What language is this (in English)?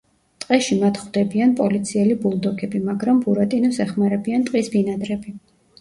Georgian